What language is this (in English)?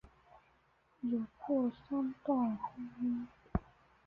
Chinese